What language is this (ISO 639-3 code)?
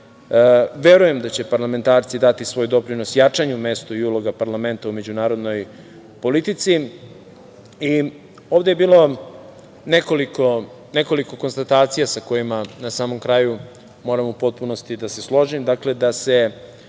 srp